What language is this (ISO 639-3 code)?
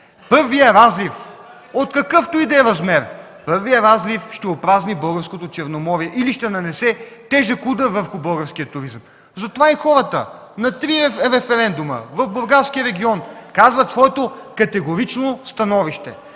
bul